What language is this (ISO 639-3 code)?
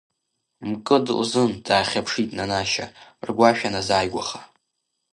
abk